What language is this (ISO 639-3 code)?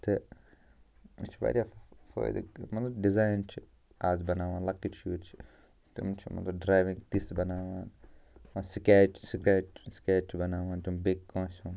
kas